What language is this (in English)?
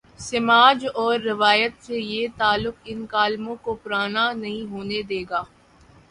Urdu